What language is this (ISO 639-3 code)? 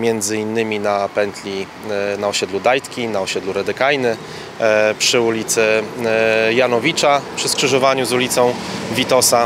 pol